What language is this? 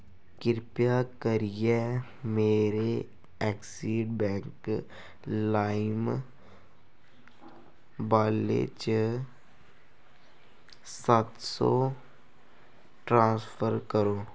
Dogri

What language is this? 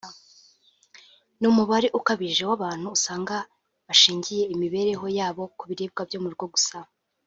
Kinyarwanda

